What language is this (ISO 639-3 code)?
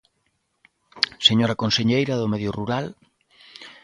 glg